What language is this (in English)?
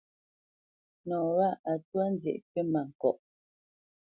Bamenyam